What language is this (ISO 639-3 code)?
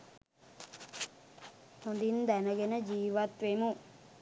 sin